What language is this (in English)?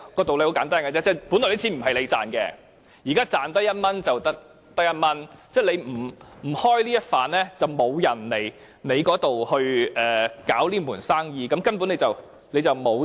Cantonese